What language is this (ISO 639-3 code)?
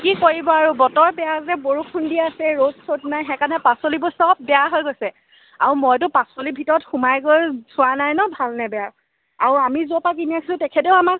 asm